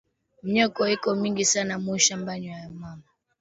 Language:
Swahili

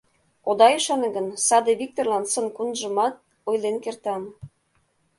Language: Mari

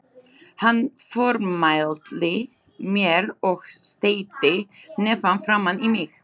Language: Icelandic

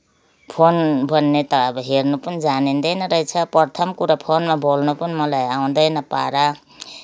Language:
Nepali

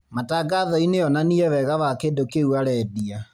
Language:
Kikuyu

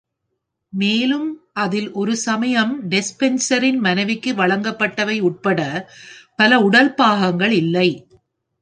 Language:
Tamil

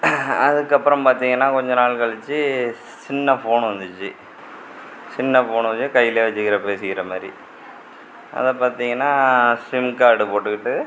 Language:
Tamil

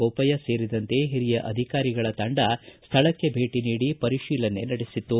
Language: Kannada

